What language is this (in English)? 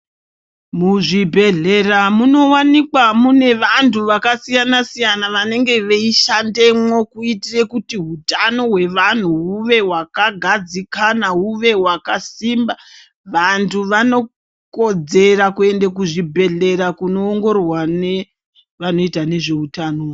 Ndau